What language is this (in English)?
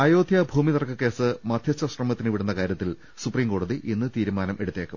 Malayalam